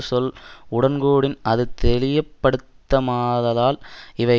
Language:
Tamil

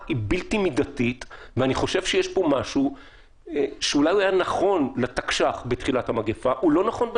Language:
Hebrew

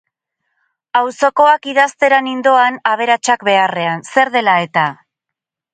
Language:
Basque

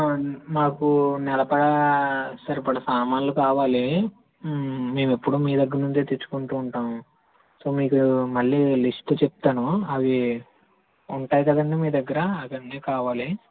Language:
Telugu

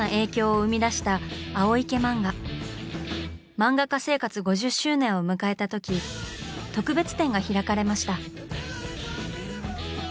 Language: Japanese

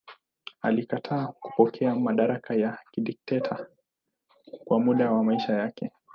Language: Swahili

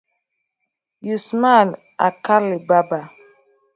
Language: Igbo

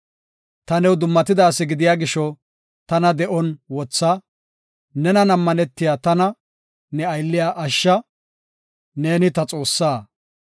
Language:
Gofa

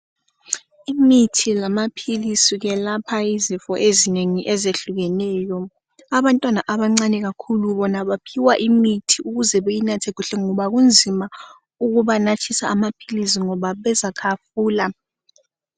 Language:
North Ndebele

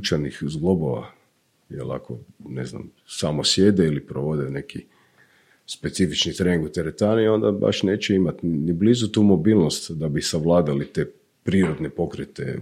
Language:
Croatian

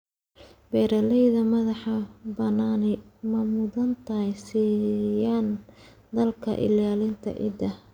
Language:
Somali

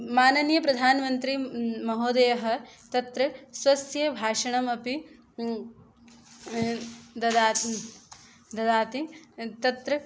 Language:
Sanskrit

